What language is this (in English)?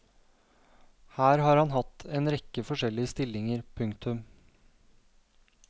Norwegian